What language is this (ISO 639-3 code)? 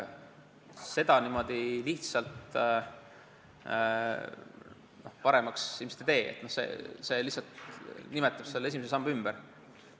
est